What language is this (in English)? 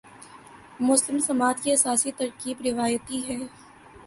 Urdu